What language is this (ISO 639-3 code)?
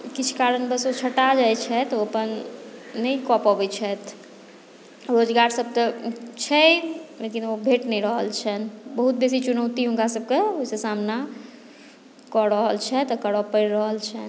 mai